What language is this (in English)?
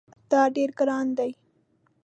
Pashto